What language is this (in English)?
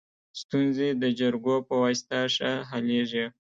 Pashto